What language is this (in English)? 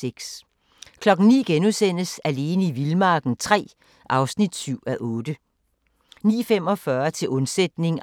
Danish